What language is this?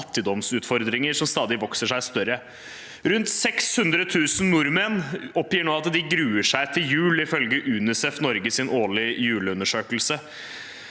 Norwegian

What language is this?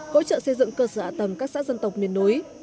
Vietnamese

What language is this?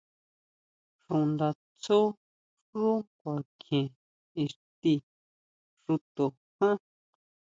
Huautla Mazatec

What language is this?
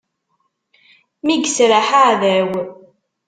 Kabyle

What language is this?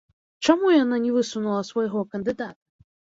Belarusian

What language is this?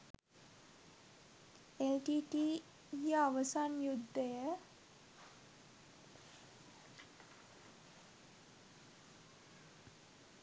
Sinhala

